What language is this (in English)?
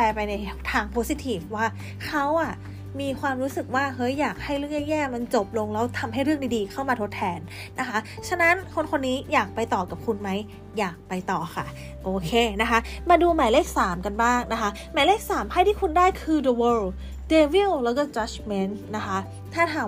Thai